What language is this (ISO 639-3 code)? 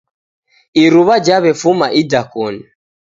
dav